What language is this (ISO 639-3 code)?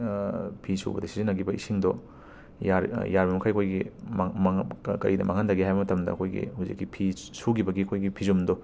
mni